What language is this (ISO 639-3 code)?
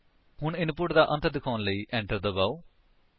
pan